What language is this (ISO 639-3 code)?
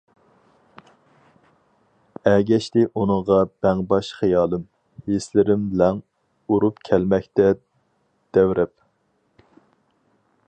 uig